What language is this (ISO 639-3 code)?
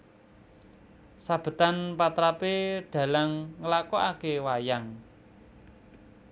jav